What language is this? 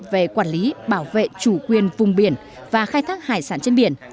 Vietnamese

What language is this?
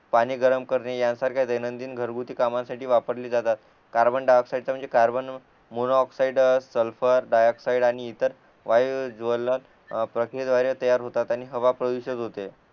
Marathi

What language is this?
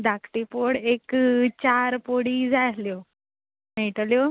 Konkani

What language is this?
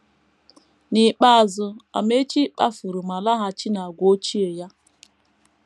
Igbo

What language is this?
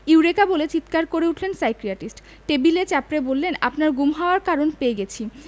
Bangla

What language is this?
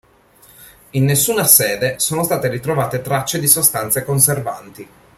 Italian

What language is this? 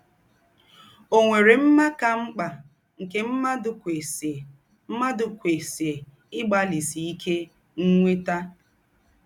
Igbo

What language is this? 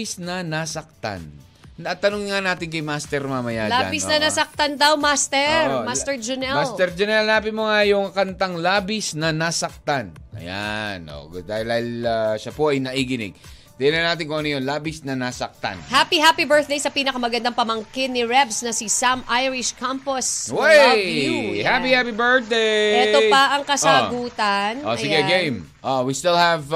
Filipino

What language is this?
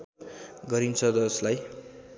Nepali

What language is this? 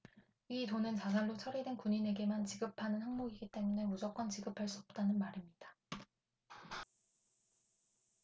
Korean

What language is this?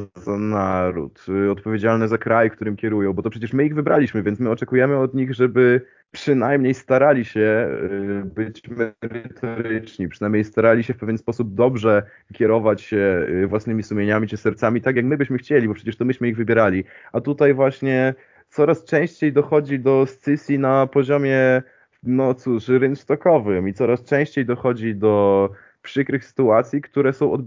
Polish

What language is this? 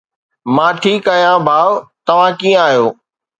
Sindhi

